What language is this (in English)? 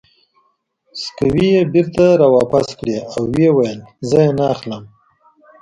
Pashto